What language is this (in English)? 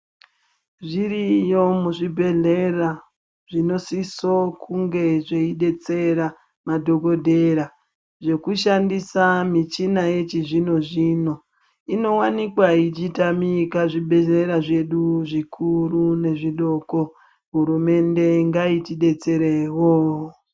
Ndau